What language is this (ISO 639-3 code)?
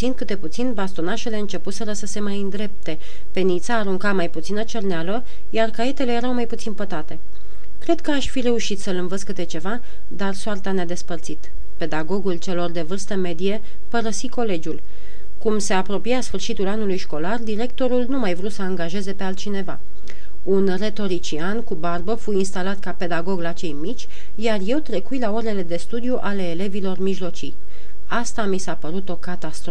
ron